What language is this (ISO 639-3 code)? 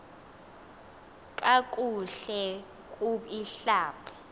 xho